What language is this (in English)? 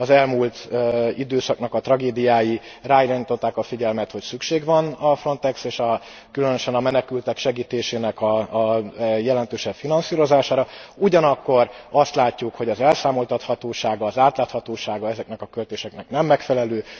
Hungarian